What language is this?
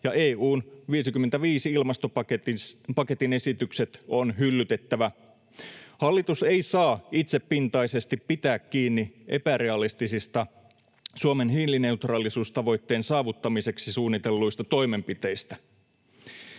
Finnish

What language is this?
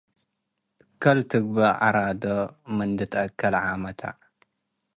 Tigre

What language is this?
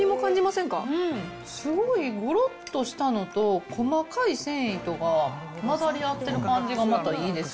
Japanese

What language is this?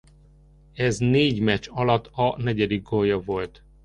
Hungarian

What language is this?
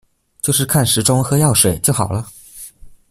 Chinese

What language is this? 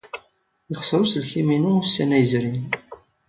Kabyle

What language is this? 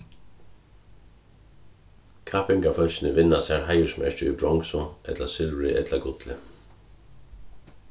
Faroese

